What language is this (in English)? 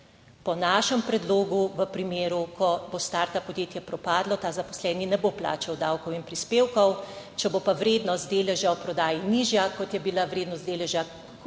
Slovenian